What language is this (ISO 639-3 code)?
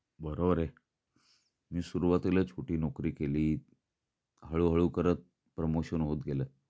mar